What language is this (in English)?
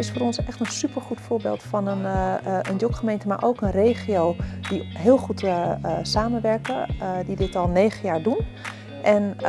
Dutch